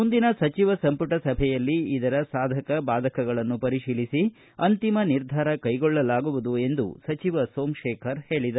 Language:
Kannada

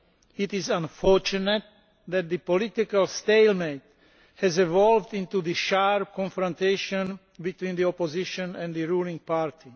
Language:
English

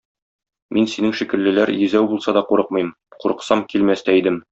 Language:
Tatar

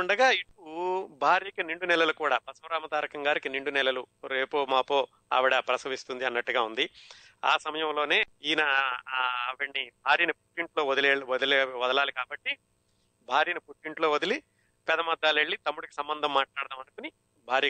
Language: Telugu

